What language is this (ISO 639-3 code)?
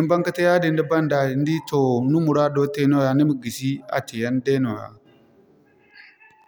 dje